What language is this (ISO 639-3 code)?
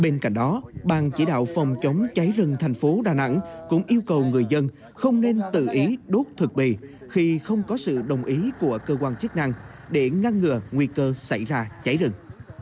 vie